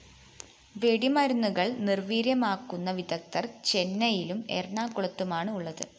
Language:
Malayalam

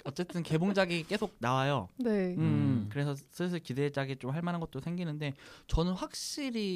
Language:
Korean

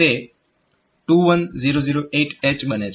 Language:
Gujarati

